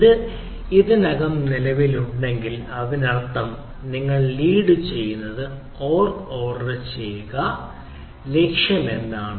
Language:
Malayalam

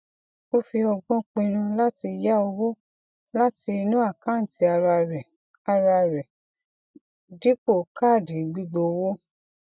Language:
Yoruba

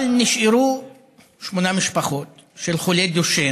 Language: Hebrew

